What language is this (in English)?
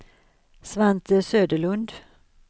Swedish